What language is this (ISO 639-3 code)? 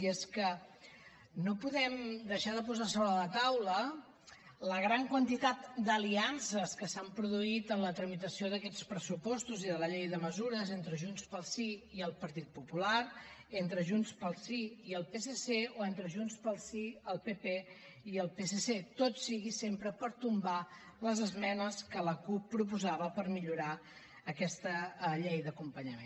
cat